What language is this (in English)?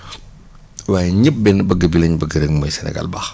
Wolof